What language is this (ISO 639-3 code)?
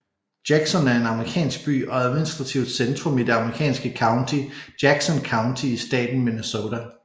dan